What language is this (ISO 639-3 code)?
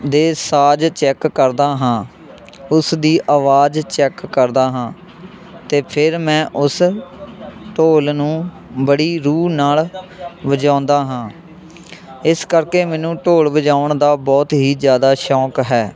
pan